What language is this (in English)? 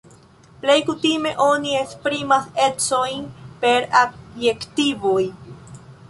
Esperanto